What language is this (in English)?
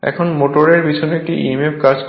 Bangla